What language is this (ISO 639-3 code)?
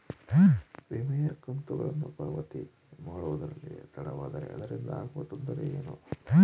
kan